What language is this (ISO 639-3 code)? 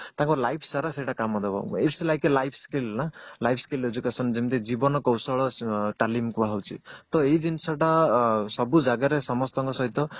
ori